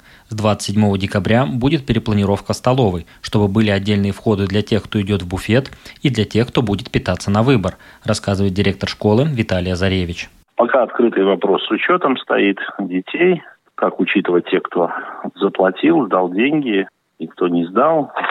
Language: Russian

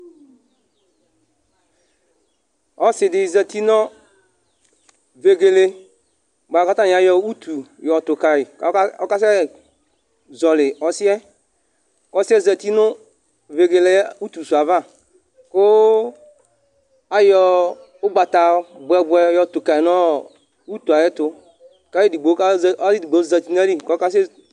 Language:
Ikposo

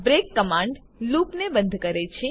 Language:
Gujarati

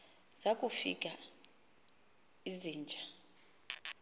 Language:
Xhosa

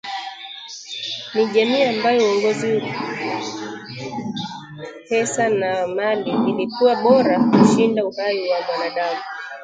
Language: Swahili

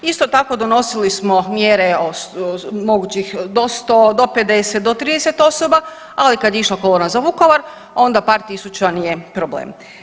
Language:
Croatian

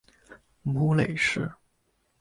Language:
Chinese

